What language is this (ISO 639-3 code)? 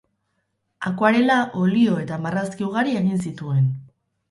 eus